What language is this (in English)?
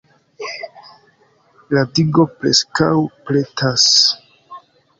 Esperanto